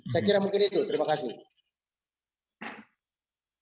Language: Indonesian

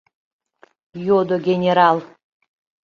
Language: Mari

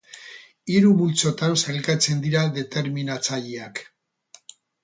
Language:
Basque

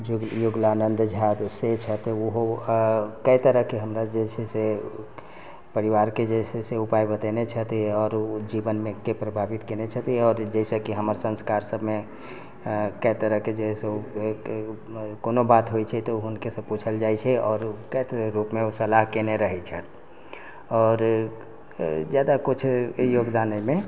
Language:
Maithili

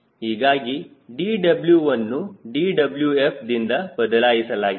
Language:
Kannada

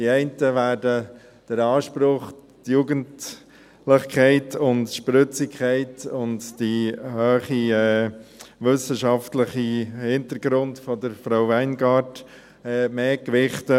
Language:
Swiss German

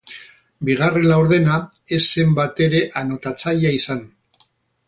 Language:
Basque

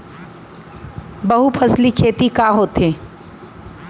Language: Chhattisgarhi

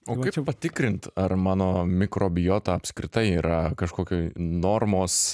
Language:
Lithuanian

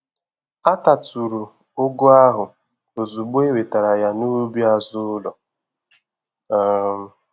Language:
Igbo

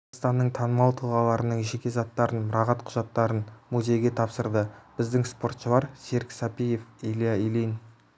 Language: Kazakh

